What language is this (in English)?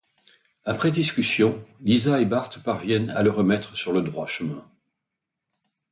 French